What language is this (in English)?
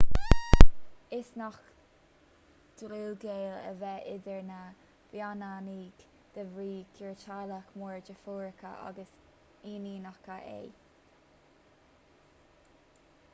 Irish